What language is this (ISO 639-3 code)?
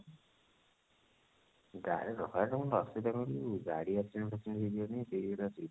ori